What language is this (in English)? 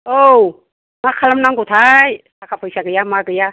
Bodo